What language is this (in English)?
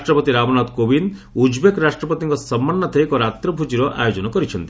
Odia